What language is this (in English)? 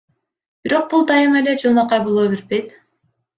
Kyrgyz